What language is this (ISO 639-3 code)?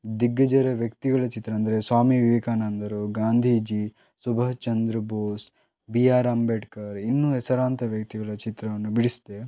kan